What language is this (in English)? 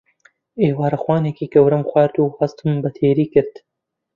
Central Kurdish